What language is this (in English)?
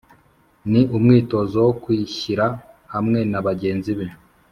Kinyarwanda